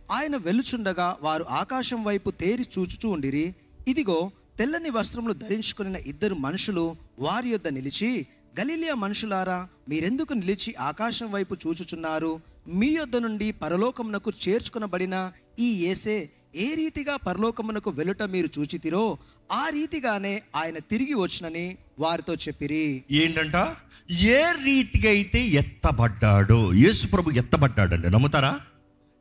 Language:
Telugu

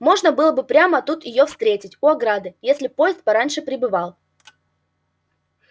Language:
Russian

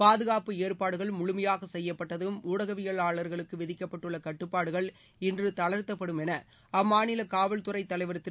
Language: Tamil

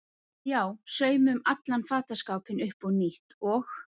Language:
Icelandic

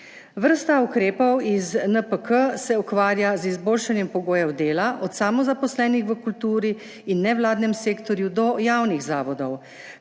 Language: Slovenian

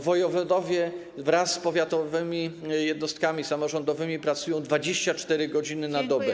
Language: Polish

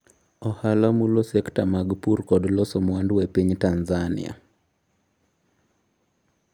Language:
Luo (Kenya and Tanzania)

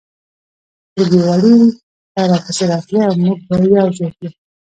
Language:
Pashto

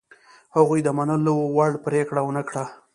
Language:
Pashto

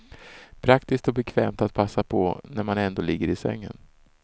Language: Swedish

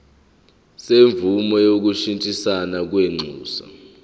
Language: Zulu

